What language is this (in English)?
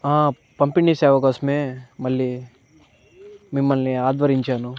Telugu